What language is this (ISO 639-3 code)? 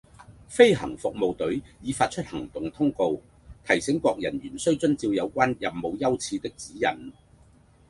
yue